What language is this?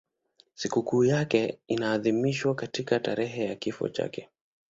Swahili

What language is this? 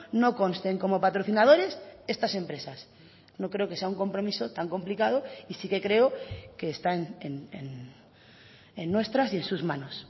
Spanish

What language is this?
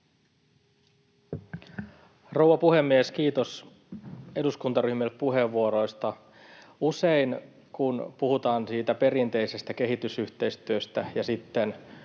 Finnish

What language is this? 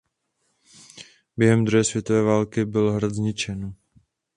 Czech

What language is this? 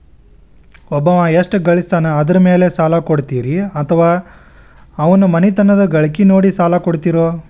Kannada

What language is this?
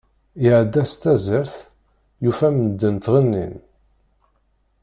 Kabyle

